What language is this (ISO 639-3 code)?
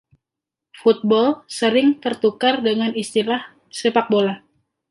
ind